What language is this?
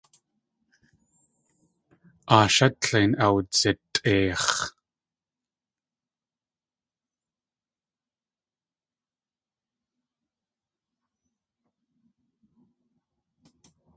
Tlingit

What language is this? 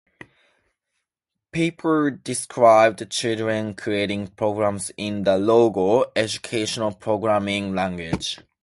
English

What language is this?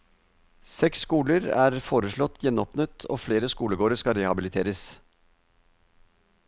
Norwegian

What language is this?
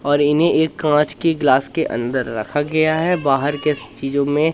Hindi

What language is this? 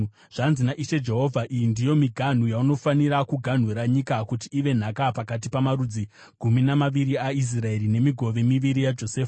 Shona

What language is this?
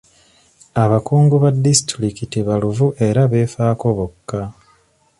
Ganda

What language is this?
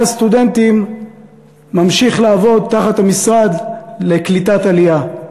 Hebrew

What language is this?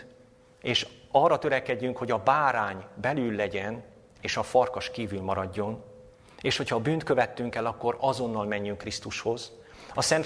Hungarian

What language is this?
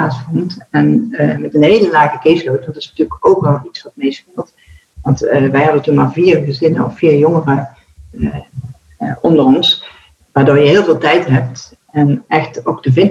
Dutch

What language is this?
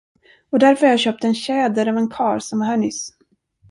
Swedish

